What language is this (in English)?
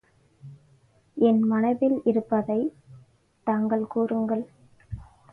Tamil